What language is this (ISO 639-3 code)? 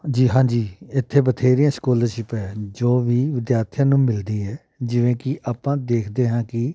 pan